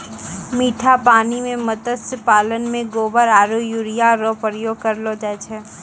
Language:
Maithili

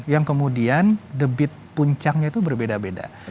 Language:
Indonesian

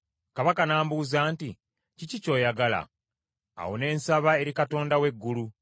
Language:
Ganda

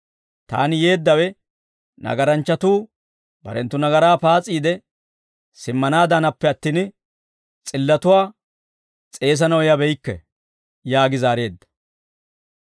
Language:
Dawro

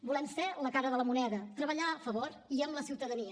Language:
Catalan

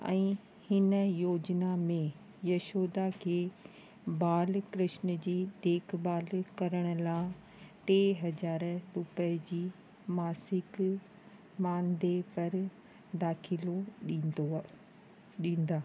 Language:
Sindhi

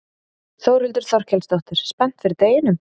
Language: Icelandic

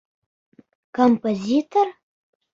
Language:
Bashkir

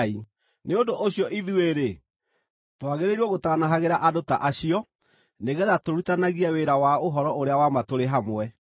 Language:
Kikuyu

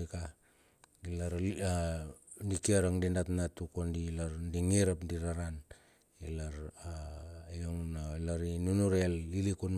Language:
Bilur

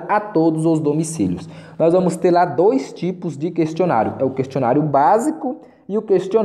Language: Portuguese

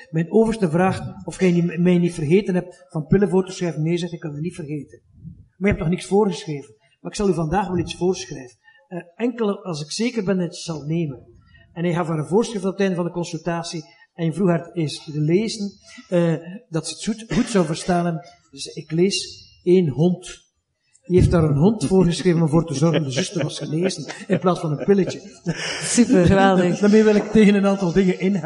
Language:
Dutch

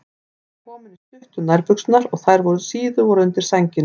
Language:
Icelandic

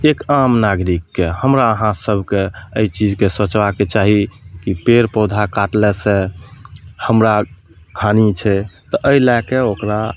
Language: Maithili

